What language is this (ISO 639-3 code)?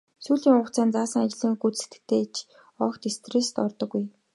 mon